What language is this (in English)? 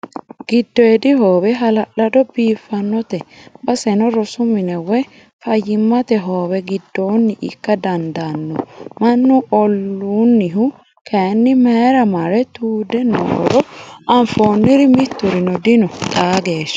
Sidamo